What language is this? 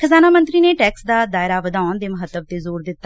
Punjabi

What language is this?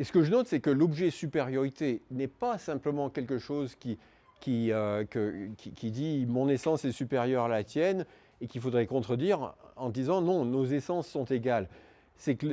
French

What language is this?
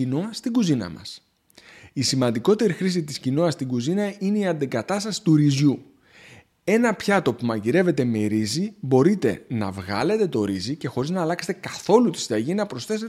Greek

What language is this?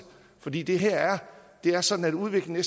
Danish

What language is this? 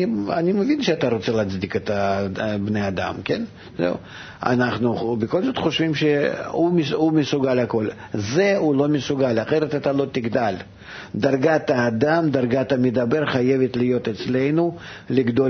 Hebrew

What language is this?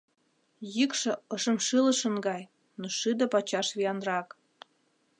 Mari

